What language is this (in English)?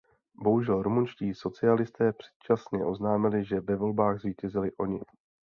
Czech